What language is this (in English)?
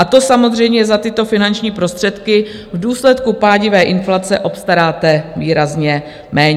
Czech